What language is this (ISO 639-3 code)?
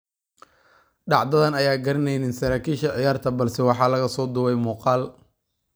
som